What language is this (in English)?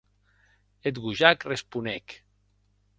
Occitan